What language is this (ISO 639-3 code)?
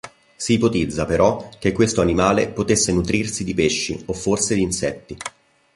ita